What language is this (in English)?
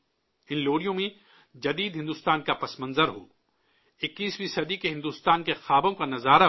Urdu